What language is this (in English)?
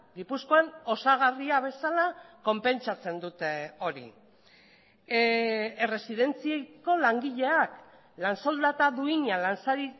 Basque